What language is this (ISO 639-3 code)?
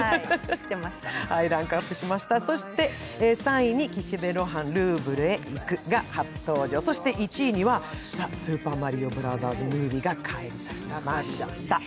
jpn